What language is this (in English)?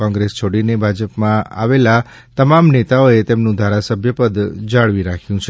Gujarati